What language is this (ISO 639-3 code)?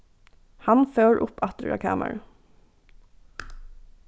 fao